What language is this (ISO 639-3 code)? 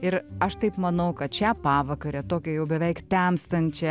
lit